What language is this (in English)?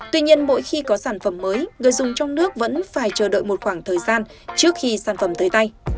Vietnamese